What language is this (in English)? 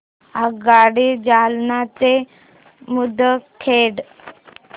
Marathi